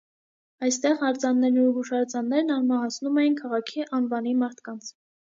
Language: Armenian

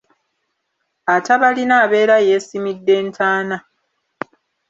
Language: Ganda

